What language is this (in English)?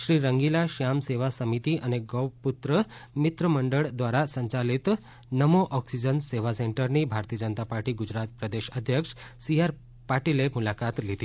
Gujarati